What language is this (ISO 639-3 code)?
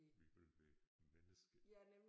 dan